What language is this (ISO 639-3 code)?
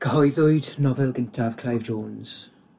cym